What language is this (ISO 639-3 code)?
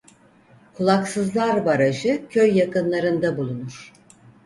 tur